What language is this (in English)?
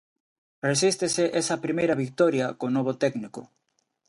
Galician